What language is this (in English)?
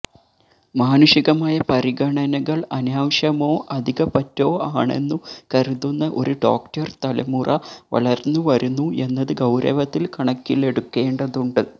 Malayalam